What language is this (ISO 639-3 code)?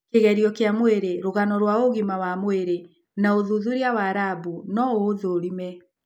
kik